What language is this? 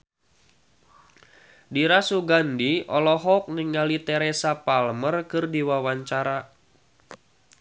Sundanese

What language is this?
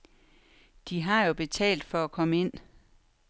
Danish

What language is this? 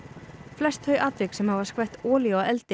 Icelandic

